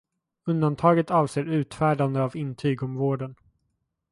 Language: Swedish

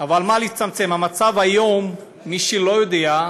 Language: Hebrew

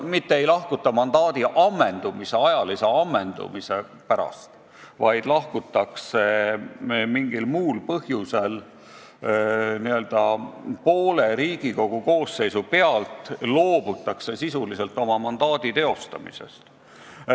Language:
Estonian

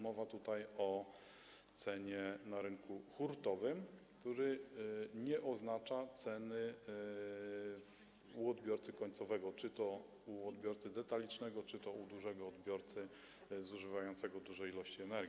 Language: Polish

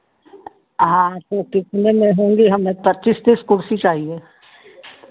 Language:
Hindi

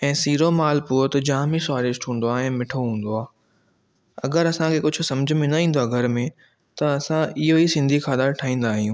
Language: Sindhi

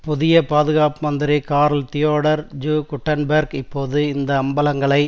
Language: Tamil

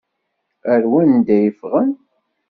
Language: Kabyle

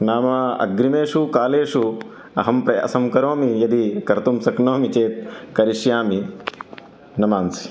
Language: Sanskrit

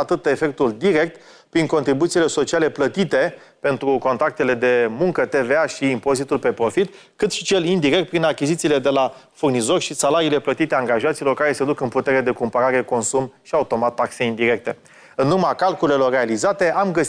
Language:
Romanian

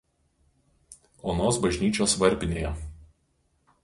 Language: Lithuanian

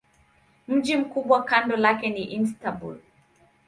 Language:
Swahili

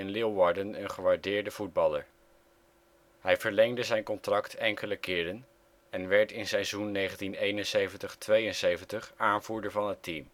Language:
Dutch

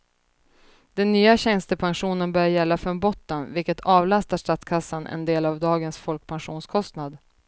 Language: Swedish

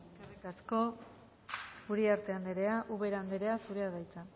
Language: Basque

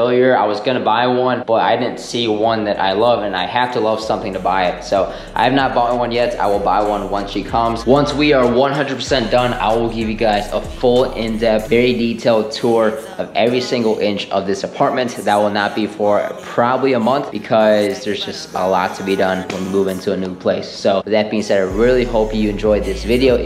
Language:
English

